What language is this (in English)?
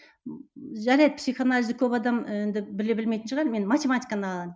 Kazakh